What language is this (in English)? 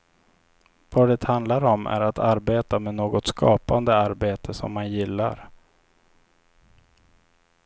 Swedish